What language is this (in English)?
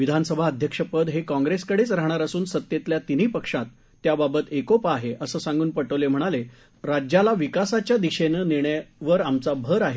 Marathi